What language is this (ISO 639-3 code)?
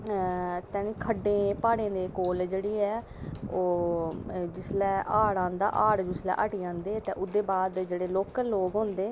doi